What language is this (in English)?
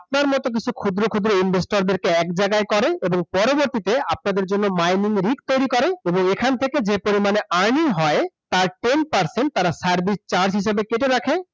Bangla